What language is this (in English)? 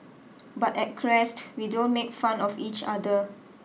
English